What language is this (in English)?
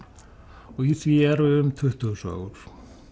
Icelandic